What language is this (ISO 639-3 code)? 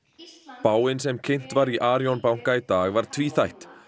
isl